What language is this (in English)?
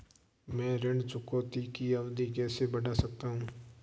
Hindi